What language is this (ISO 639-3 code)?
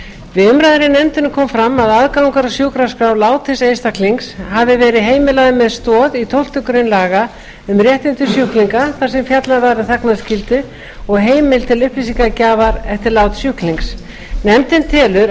isl